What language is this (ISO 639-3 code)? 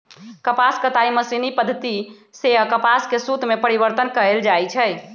mag